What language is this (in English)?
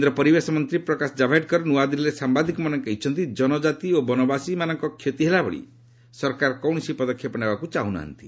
Odia